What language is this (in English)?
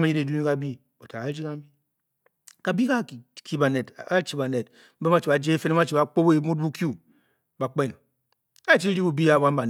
Bokyi